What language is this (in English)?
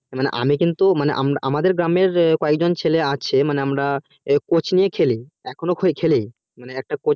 Bangla